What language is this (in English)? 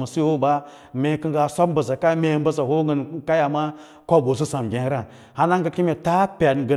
Lala-Roba